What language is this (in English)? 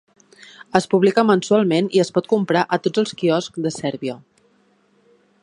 Catalan